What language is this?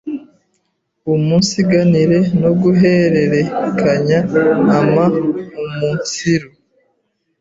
Kinyarwanda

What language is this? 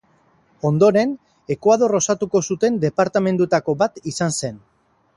Basque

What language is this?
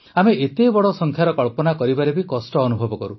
Odia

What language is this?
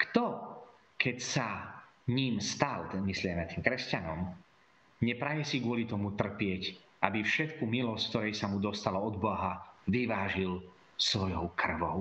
Slovak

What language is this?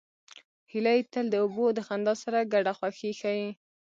Pashto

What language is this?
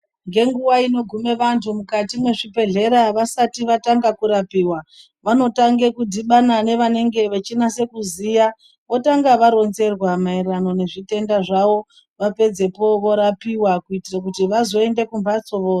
Ndau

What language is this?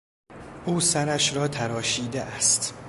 Persian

